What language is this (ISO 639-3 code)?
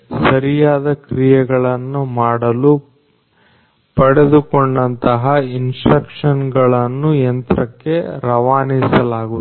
kan